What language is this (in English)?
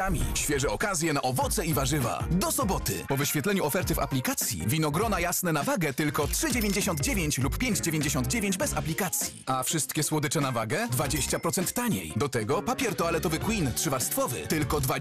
Polish